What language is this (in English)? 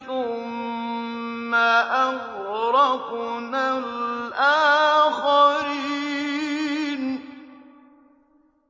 Arabic